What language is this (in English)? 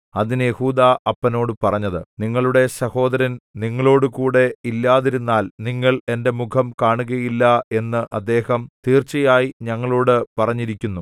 Malayalam